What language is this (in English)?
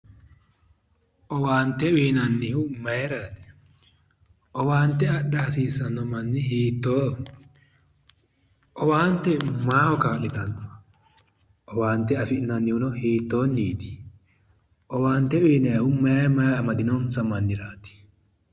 Sidamo